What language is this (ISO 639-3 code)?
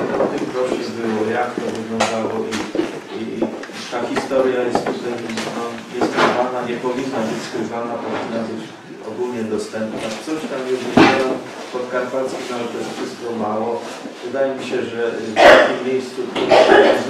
pol